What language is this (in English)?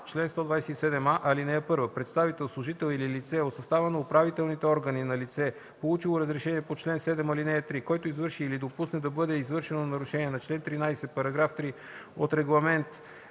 Bulgarian